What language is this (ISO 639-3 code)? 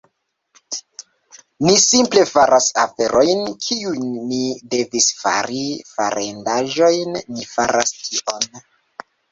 epo